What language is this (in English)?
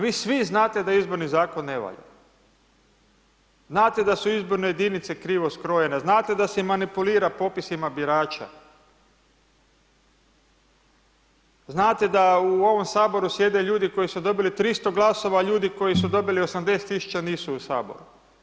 Croatian